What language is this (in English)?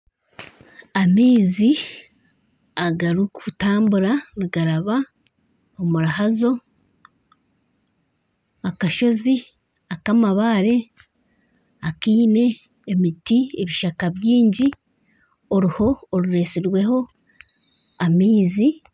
Nyankole